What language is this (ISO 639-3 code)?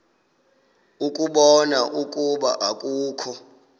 xho